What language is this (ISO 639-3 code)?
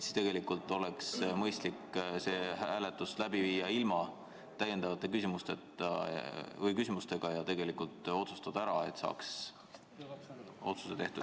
est